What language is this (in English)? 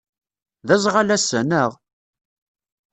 Kabyle